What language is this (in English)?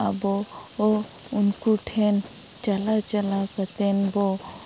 Santali